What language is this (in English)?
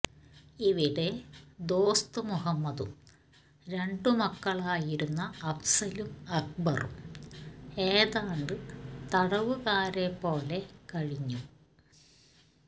Malayalam